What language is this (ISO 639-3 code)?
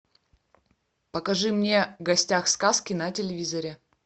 rus